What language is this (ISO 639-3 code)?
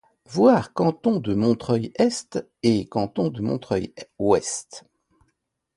fra